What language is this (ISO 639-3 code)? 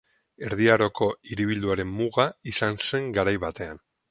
eus